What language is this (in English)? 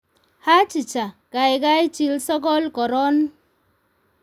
Kalenjin